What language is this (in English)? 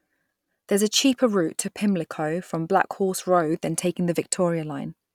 English